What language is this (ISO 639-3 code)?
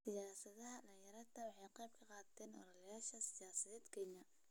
som